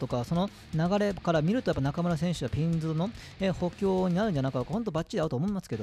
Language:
Japanese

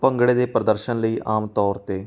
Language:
Punjabi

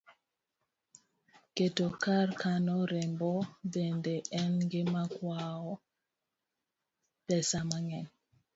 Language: Luo (Kenya and Tanzania)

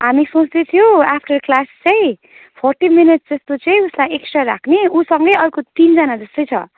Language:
Nepali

